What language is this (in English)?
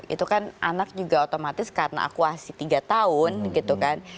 Indonesian